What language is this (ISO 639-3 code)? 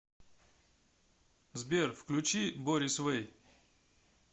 rus